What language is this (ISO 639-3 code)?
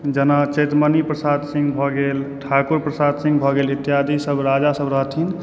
mai